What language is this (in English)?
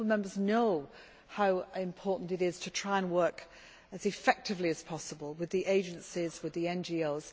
English